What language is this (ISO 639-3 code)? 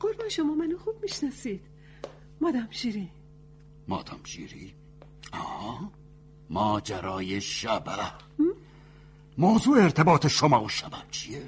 fas